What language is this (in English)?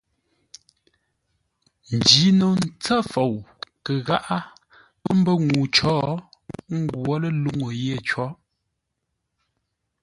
Ngombale